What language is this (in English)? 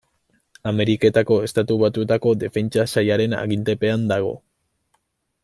Basque